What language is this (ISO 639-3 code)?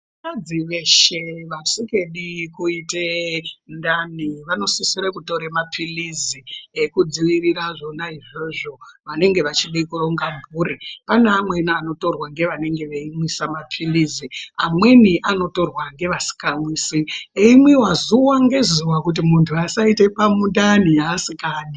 ndc